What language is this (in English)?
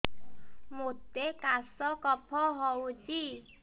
Odia